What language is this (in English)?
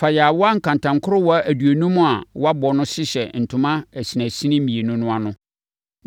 Akan